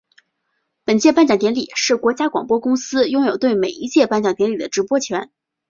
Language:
Chinese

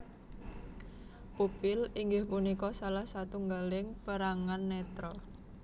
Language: Javanese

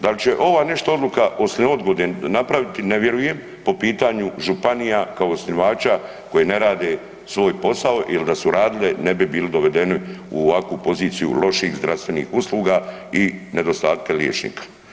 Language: Croatian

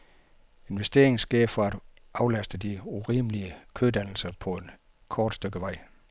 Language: Danish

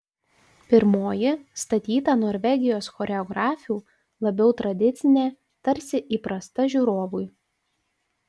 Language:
Lithuanian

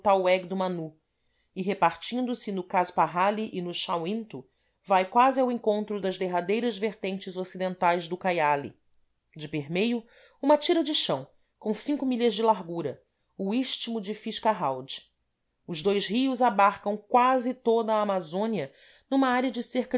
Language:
Portuguese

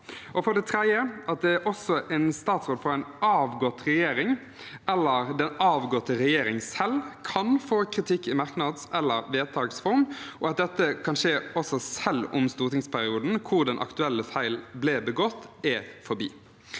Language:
Norwegian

